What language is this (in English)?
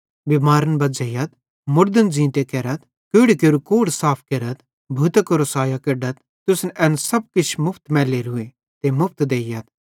Bhadrawahi